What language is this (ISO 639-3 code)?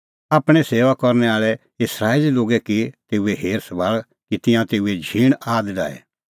kfx